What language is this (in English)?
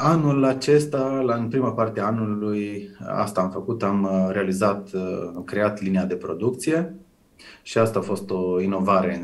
Romanian